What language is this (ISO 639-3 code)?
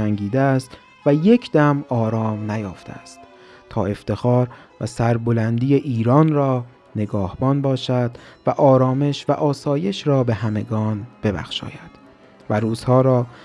fas